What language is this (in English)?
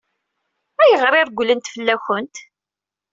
Kabyle